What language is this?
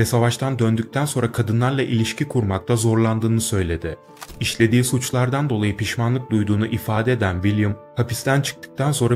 Turkish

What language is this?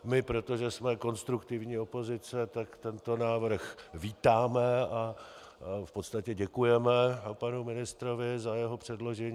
Czech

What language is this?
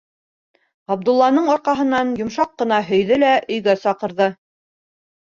Bashkir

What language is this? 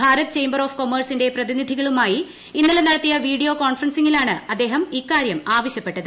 Malayalam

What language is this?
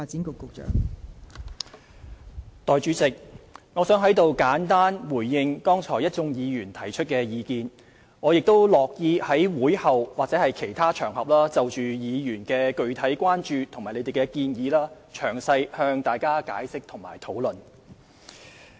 Cantonese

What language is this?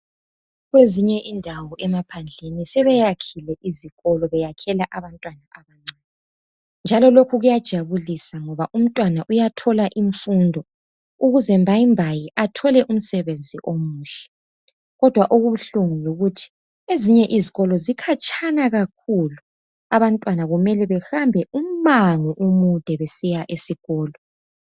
North Ndebele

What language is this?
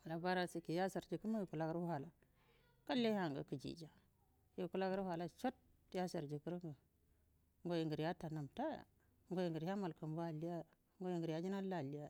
Buduma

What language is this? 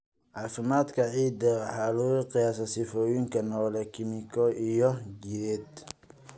Somali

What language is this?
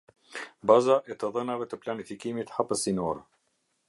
Albanian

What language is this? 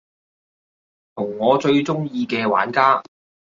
Cantonese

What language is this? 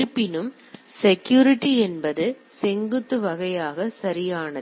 Tamil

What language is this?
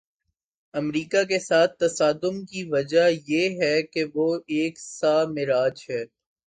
Urdu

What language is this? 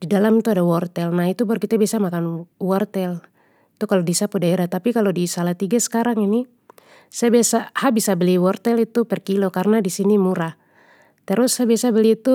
Papuan Malay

